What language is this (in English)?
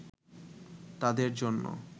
Bangla